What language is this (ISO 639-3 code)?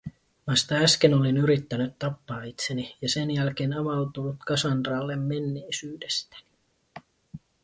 fin